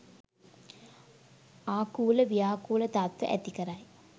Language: Sinhala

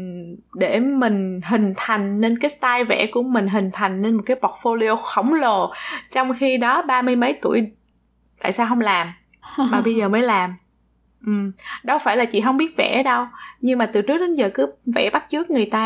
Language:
Vietnamese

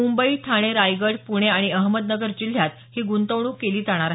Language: Marathi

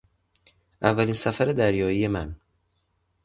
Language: Persian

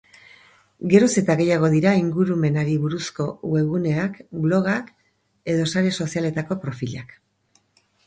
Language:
Basque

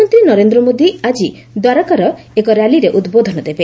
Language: Odia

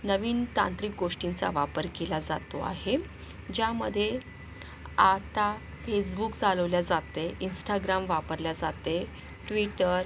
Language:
Marathi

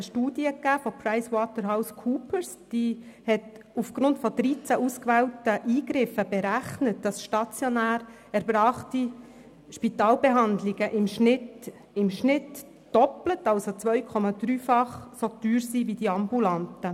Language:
Swiss German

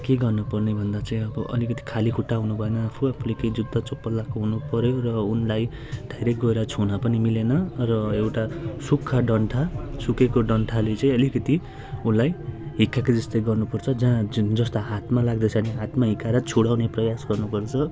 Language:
Nepali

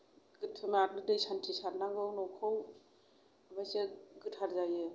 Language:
Bodo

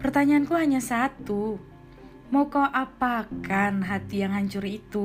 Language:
Indonesian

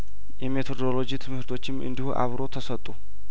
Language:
Amharic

